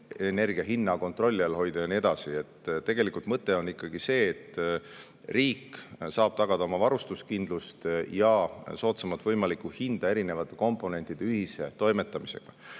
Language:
Estonian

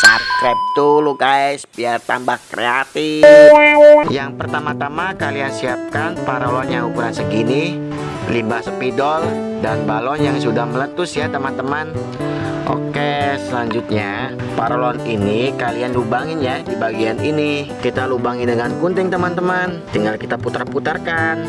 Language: Indonesian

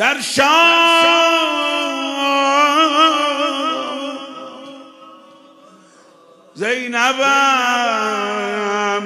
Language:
Persian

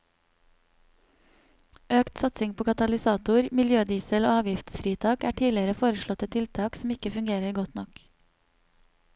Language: Norwegian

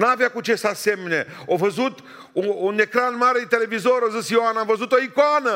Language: Romanian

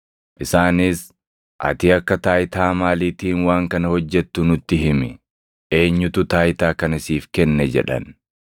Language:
Oromo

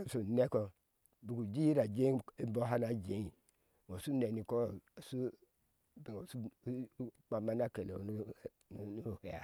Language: Ashe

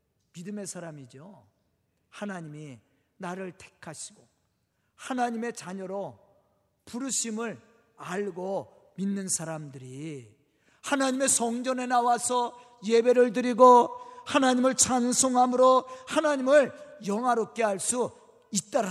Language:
Korean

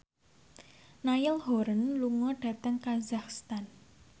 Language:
Javanese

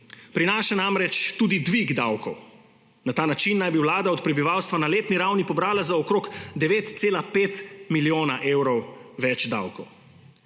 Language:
Slovenian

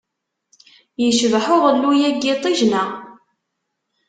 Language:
Kabyle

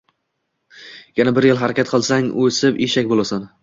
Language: Uzbek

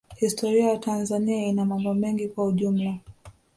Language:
Swahili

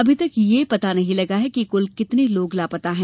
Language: Hindi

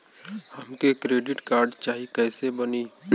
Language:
Bhojpuri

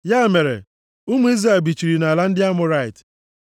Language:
Igbo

